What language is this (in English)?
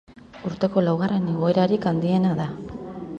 Basque